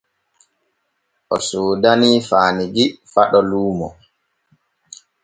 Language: Borgu Fulfulde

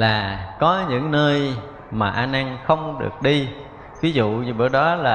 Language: Vietnamese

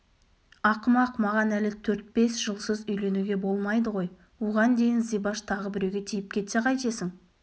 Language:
Kazakh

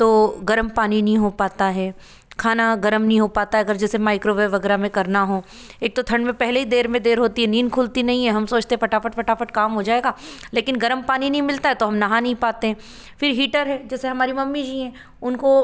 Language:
Hindi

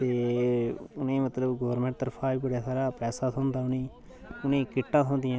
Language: Dogri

